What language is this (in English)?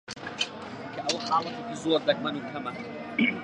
Central Kurdish